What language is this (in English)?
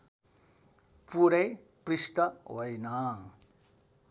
Nepali